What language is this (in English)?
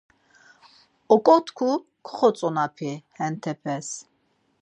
Laz